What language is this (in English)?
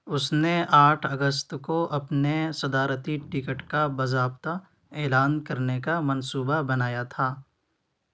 Urdu